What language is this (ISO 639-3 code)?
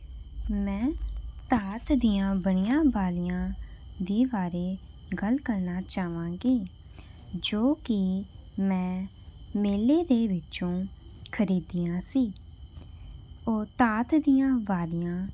pan